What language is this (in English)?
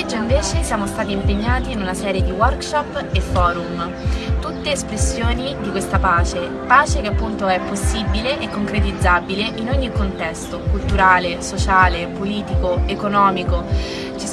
Italian